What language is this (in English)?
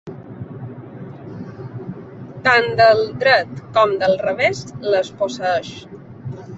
Catalan